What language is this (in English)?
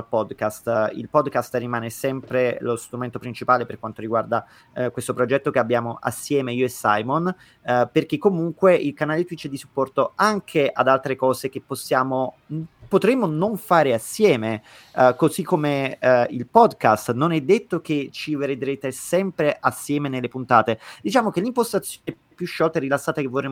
Italian